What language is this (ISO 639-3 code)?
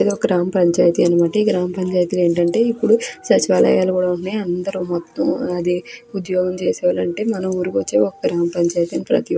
tel